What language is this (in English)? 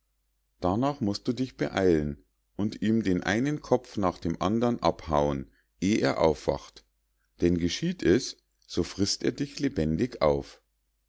German